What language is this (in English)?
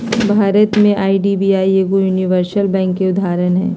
Magahi